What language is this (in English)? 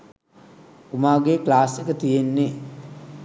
Sinhala